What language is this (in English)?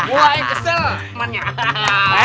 Indonesian